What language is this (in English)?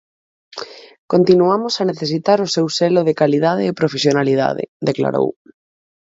Galician